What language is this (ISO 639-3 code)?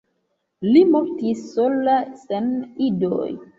epo